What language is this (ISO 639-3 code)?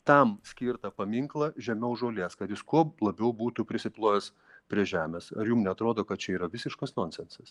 lit